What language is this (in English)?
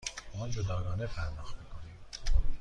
Persian